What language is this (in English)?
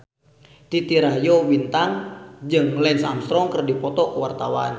Sundanese